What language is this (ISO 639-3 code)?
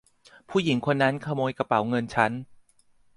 tha